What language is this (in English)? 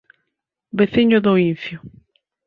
Galician